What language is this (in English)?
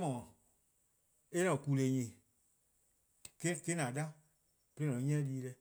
Eastern Krahn